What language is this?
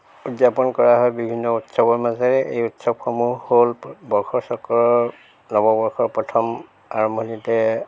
Assamese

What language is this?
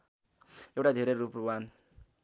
Nepali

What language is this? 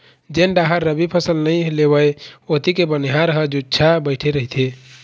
Chhattisgarhi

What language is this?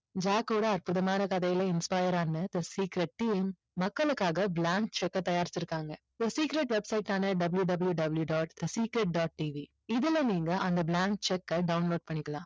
Tamil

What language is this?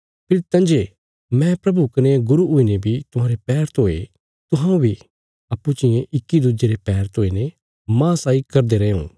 Bilaspuri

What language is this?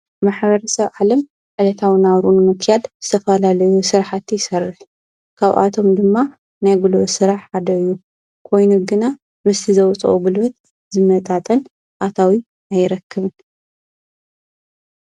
Tigrinya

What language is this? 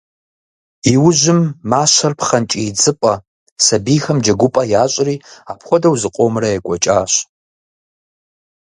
Kabardian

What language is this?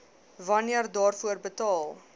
Afrikaans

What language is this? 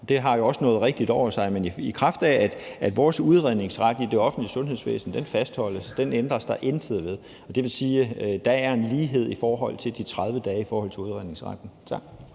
Danish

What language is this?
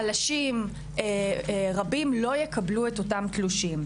Hebrew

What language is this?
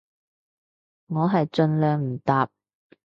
Cantonese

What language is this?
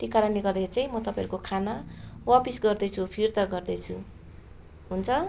Nepali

